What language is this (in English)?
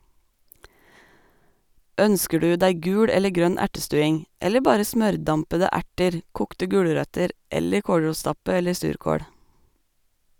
Norwegian